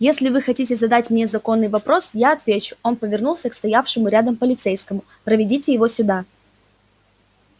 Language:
Russian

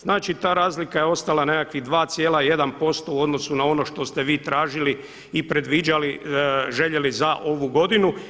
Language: Croatian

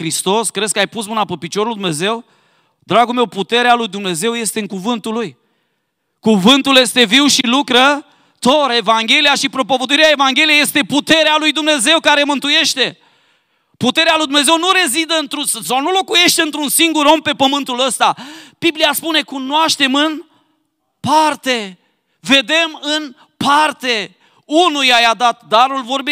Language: Romanian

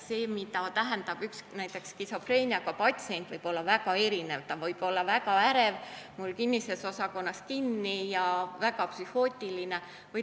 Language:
Estonian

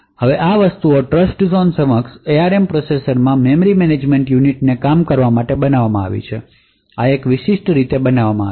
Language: Gujarati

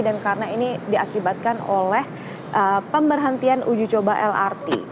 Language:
Indonesian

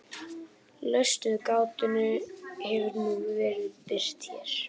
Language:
Icelandic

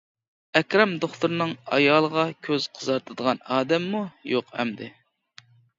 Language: Uyghur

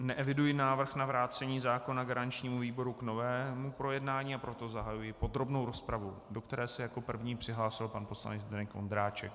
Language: Czech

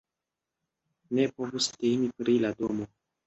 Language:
Esperanto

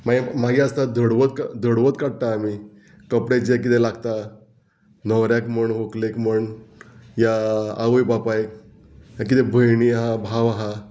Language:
Konkani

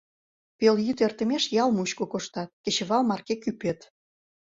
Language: Mari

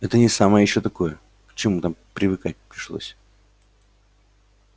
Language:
Russian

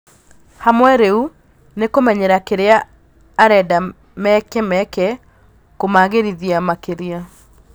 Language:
Kikuyu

